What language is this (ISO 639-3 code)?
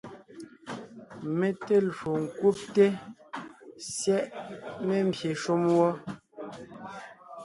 nnh